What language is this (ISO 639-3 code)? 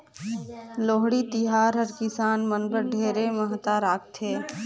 hne